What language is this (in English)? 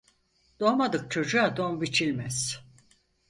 Turkish